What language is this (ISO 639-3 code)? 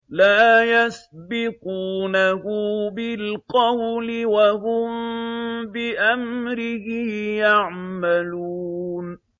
ara